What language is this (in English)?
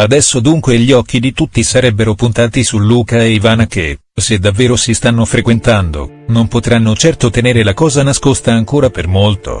Italian